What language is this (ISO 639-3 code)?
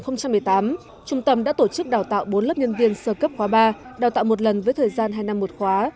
vie